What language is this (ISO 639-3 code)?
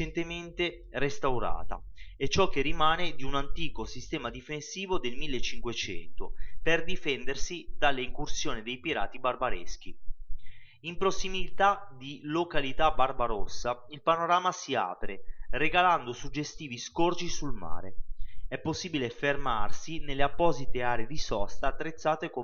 ita